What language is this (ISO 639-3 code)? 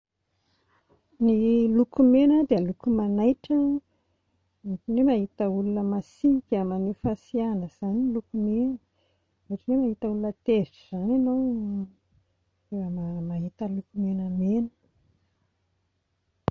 mlg